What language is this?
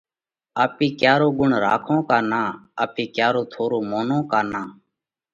Parkari Koli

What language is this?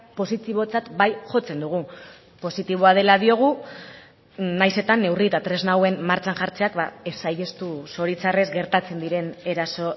Basque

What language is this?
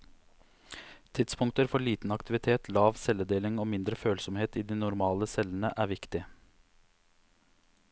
Norwegian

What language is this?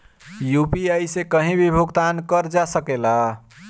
Bhojpuri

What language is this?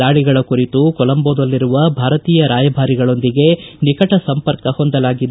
Kannada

